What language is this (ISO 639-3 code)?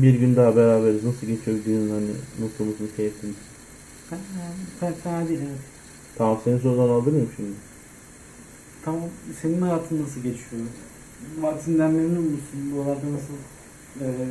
tur